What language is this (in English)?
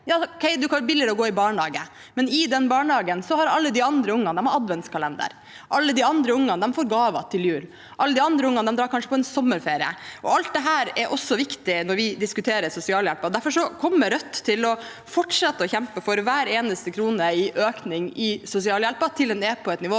Norwegian